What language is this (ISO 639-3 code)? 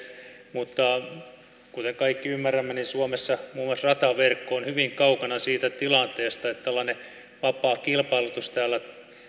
fin